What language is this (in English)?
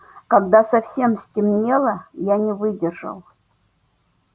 Russian